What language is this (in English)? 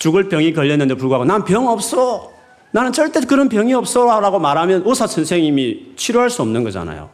Korean